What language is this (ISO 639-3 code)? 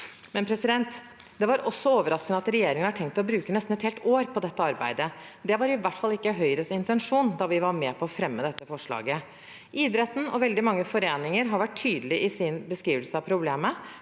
nor